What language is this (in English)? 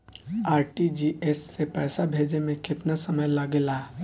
Bhojpuri